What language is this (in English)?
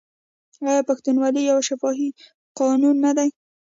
Pashto